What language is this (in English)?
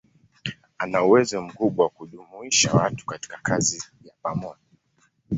Swahili